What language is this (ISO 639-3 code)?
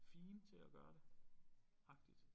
dan